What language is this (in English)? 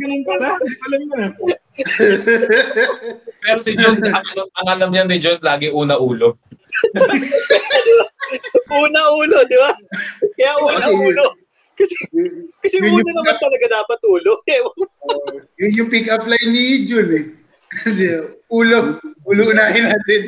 Filipino